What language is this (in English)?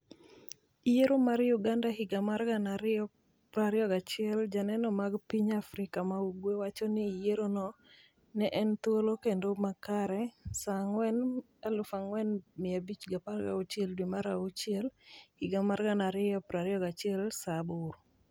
Luo (Kenya and Tanzania)